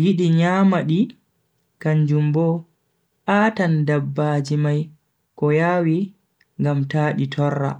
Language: Bagirmi Fulfulde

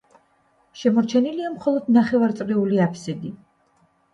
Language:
Georgian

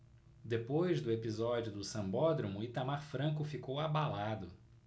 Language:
Portuguese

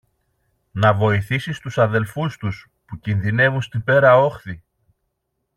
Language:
Greek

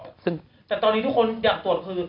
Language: Thai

